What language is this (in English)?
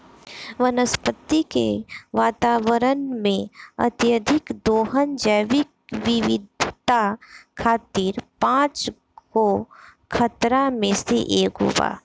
Bhojpuri